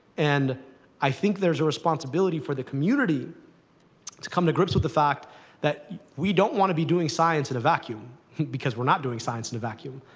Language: English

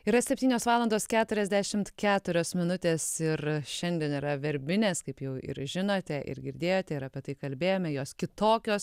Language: Lithuanian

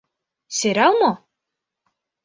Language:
Mari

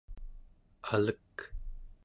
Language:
Central Yupik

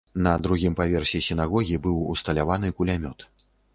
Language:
Belarusian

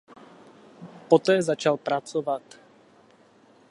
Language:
Czech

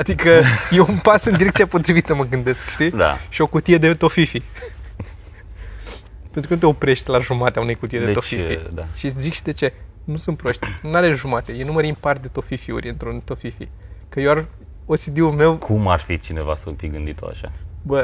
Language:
Romanian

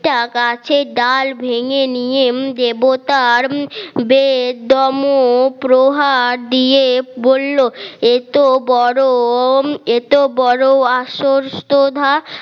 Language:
Bangla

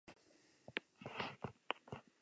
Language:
Basque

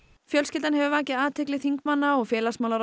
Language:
Icelandic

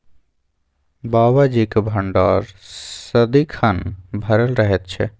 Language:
Maithili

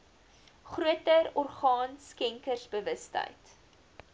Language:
Afrikaans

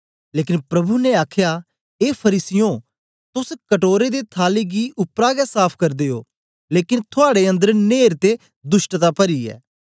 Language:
Dogri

